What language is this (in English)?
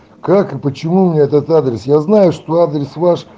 Russian